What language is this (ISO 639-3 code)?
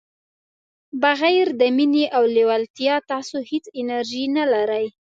pus